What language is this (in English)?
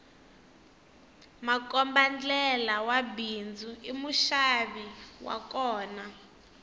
Tsonga